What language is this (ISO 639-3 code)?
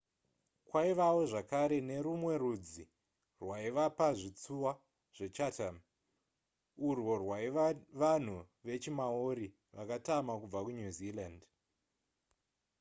sna